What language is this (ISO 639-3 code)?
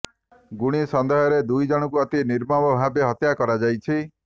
ori